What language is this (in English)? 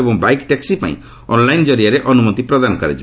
Odia